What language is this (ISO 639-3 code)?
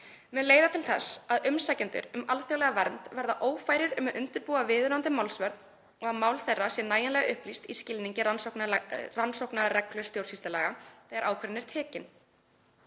isl